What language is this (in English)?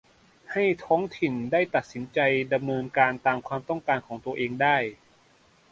Thai